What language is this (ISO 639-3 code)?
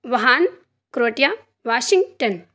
urd